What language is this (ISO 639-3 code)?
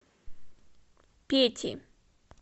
rus